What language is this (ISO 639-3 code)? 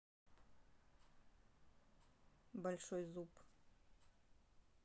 rus